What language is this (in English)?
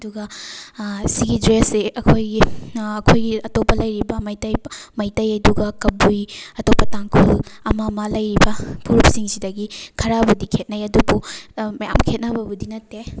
Manipuri